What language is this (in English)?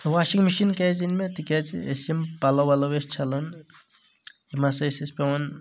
Kashmiri